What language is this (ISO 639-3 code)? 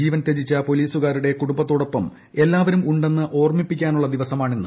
mal